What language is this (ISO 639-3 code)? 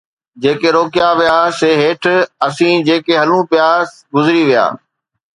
snd